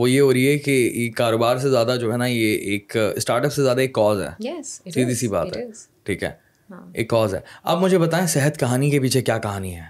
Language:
Urdu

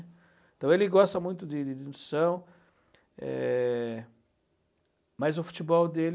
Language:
Portuguese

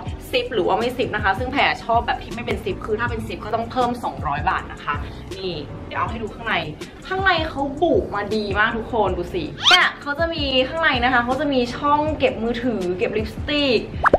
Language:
Thai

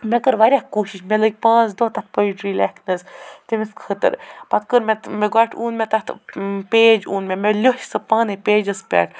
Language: Kashmiri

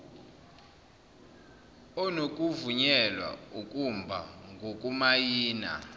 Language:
Zulu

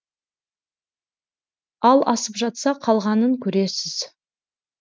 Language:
Kazakh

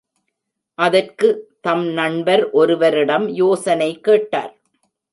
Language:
Tamil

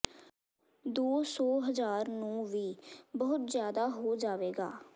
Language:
Punjabi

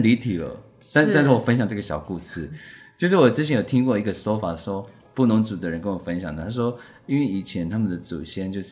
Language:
Chinese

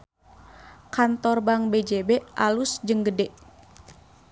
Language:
Sundanese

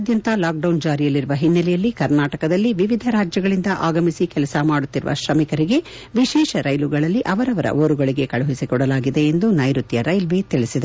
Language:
Kannada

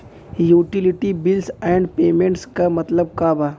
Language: Bhojpuri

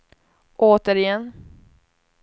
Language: Swedish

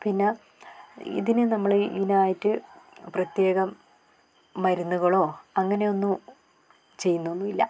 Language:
Malayalam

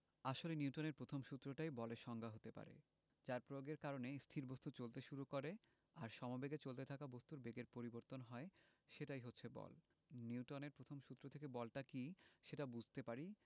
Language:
Bangla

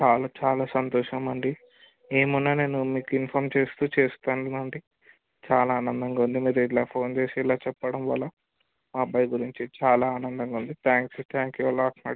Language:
Telugu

